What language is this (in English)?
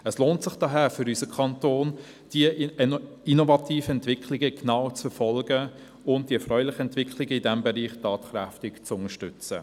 Swiss German